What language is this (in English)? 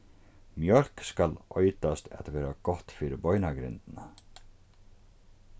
Faroese